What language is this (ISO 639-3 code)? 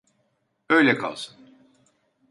tur